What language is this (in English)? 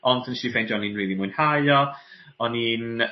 Welsh